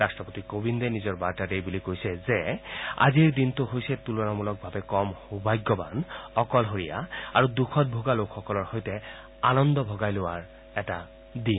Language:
Assamese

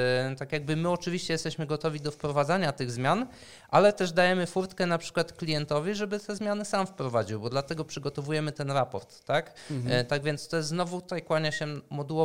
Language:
Polish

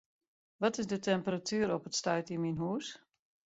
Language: Western Frisian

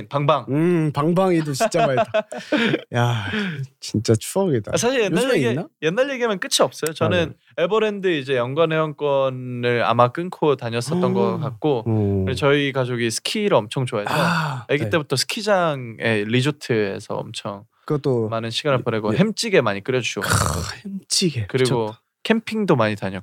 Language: Korean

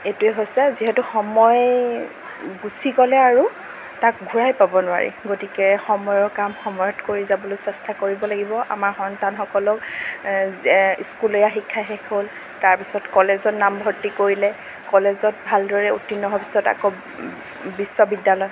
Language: Assamese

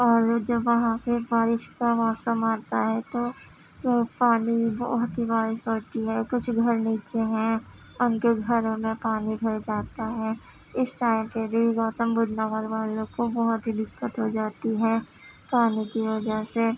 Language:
Urdu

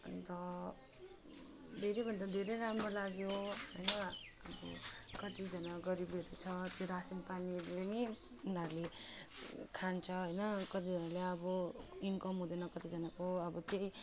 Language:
Nepali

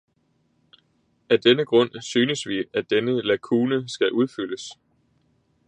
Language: Danish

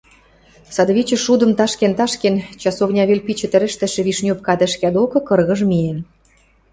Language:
Western Mari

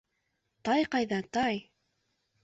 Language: Bashkir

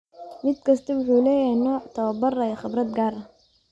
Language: Somali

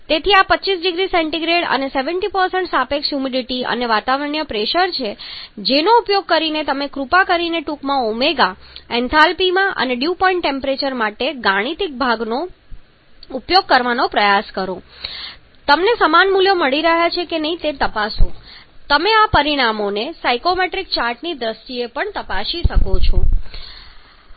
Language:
Gujarati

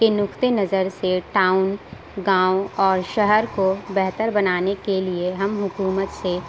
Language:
Urdu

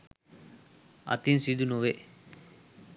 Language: Sinhala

